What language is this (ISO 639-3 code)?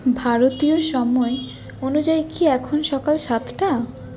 ben